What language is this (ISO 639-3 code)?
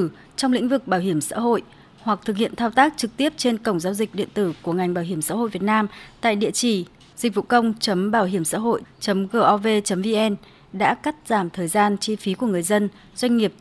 vie